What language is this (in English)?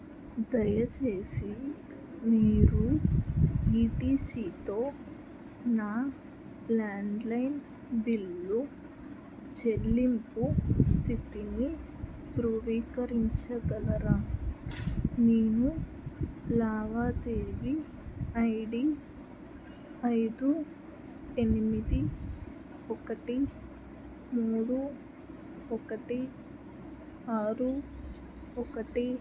Telugu